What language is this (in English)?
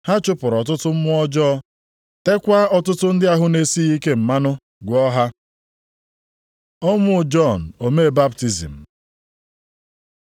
Igbo